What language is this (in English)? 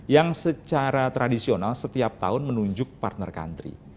Indonesian